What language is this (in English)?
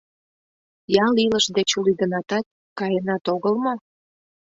Mari